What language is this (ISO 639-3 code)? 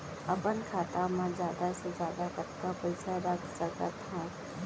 hne